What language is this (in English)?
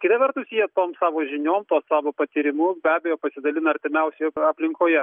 Lithuanian